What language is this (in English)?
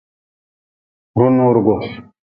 Nawdm